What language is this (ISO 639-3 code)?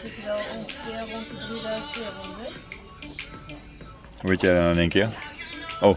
nld